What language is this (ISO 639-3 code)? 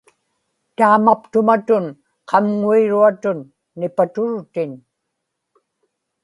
ipk